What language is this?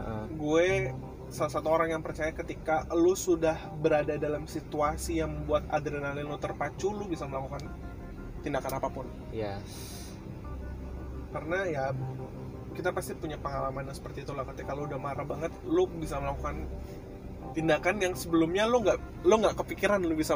Indonesian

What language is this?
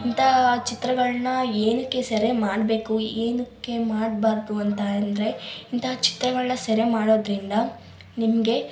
Kannada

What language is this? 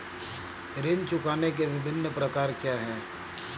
Hindi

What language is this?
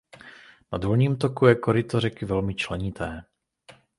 Czech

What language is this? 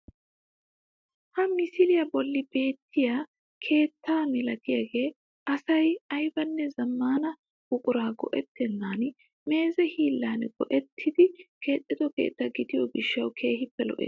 Wolaytta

